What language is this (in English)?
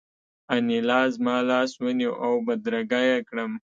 Pashto